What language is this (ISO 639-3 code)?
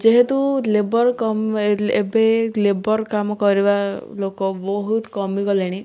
ori